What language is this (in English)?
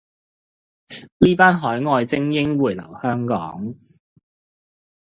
Cantonese